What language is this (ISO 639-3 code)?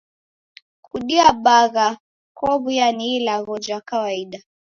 dav